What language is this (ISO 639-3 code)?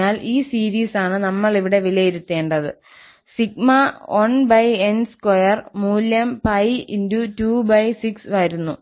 mal